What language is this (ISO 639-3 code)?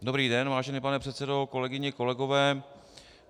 ces